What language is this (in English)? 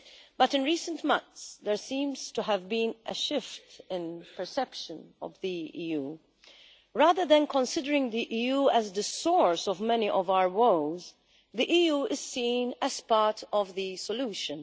English